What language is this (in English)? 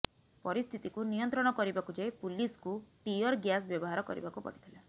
Odia